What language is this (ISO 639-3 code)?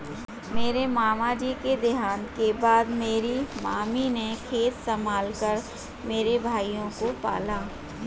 hin